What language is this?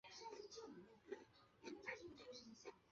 Chinese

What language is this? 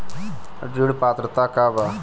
Bhojpuri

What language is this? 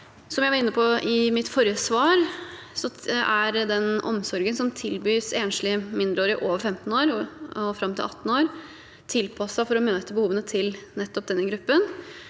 Norwegian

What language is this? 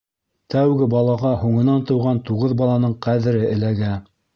Bashkir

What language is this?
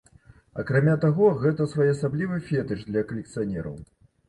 Belarusian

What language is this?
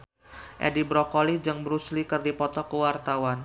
Sundanese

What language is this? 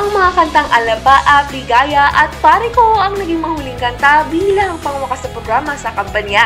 Filipino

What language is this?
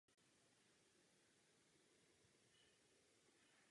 Czech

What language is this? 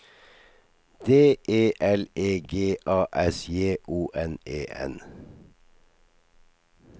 Norwegian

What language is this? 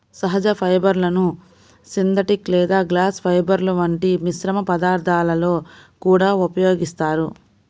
Telugu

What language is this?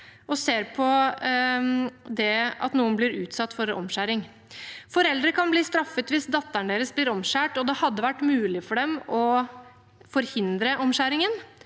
Norwegian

